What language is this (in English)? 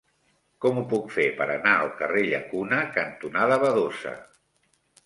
Catalan